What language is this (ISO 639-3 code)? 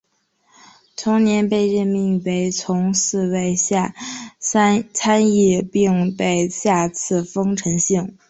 zho